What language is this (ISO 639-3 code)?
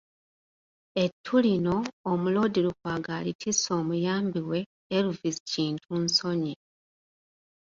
lug